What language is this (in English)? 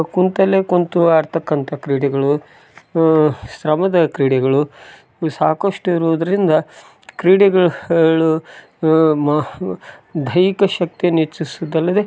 Kannada